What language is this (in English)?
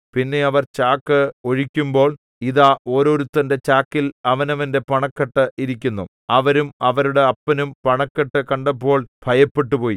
Malayalam